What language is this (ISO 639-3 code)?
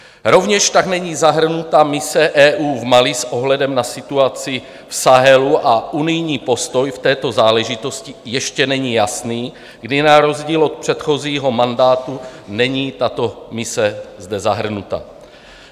ces